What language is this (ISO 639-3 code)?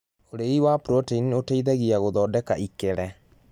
kik